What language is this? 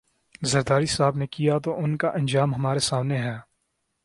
Urdu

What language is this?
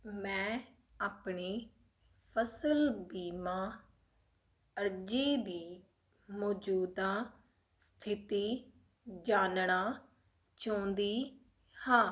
Punjabi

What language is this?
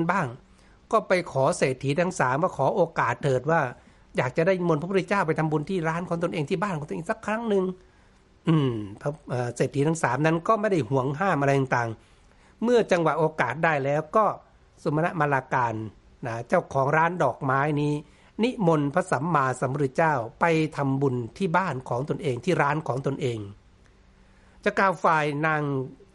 Thai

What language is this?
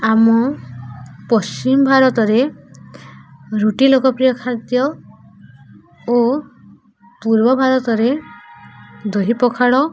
Odia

